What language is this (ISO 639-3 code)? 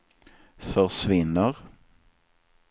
swe